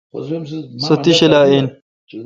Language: Kalkoti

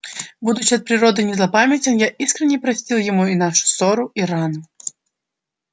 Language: Russian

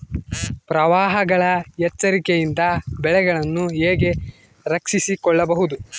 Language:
Kannada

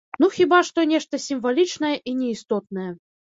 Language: Belarusian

